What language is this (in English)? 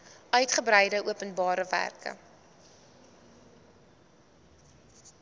Afrikaans